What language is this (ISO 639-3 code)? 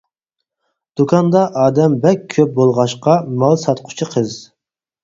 uig